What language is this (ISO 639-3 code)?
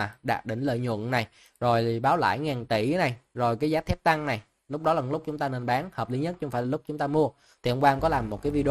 vie